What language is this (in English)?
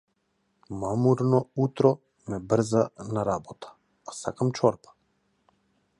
Macedonian